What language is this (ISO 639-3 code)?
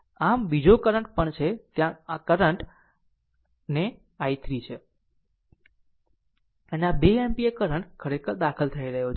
guj